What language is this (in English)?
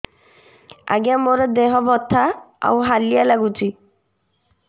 Odia